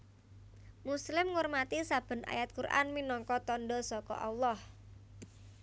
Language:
Javanese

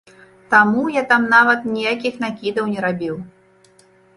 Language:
Belarusian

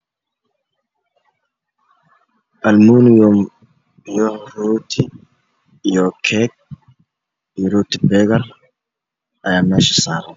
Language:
Somali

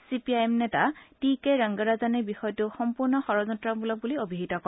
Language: Assamese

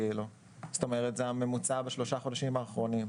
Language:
Hebrew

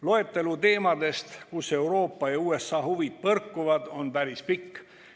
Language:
Estonian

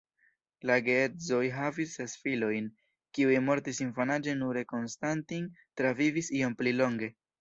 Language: Esperanto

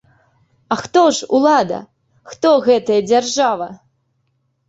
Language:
Belarusian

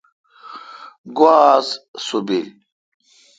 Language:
Kalkoti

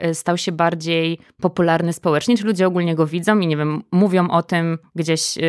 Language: Polish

